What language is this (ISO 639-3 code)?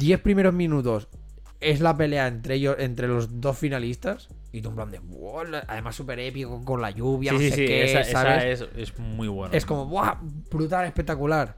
spa